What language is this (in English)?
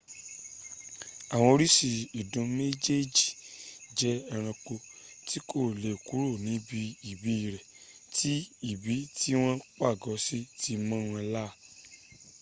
Yoruba